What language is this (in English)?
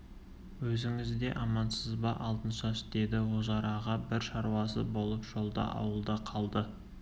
Kazakh